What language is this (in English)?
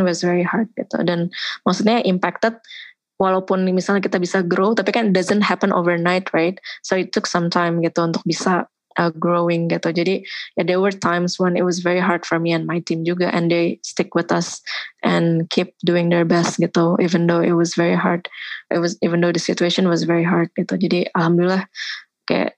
Indonesian